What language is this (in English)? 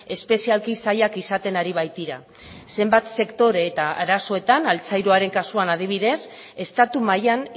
Basque